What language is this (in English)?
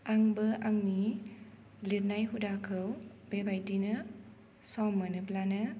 Bodo